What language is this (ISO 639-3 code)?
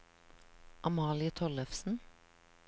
nor